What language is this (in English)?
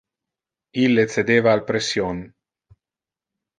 Interlingua